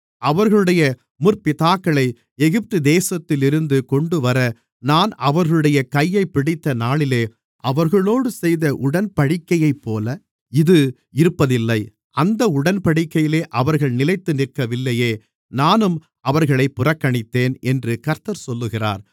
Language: Tamil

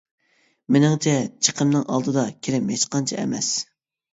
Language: Uyghur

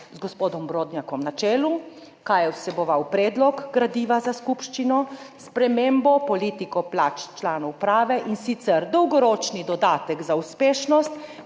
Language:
Slovenian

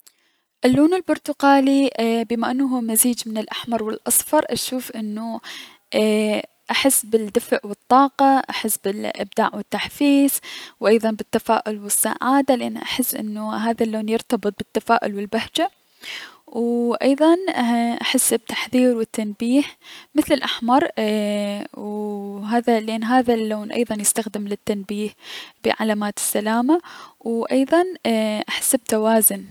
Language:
Mesopotamian Arabic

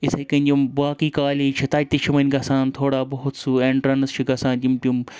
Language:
Kashmiri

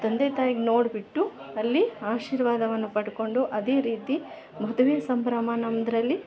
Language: Kannada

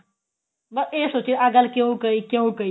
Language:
Punjabi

